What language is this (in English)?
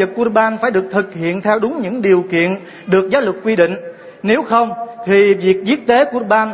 Vietnamese